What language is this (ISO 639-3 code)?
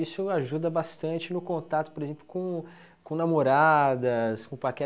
por